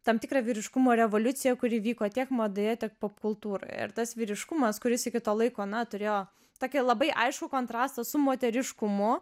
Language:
Lithuanian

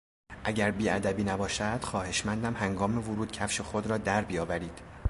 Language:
Persian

